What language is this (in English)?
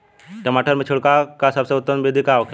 Bhojpuri